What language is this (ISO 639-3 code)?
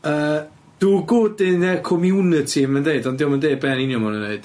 cym